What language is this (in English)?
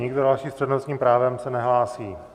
Czech